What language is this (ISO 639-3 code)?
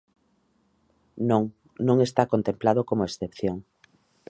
glg